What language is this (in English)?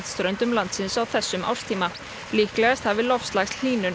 Icelandic